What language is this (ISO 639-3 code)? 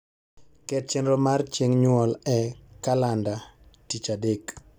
luo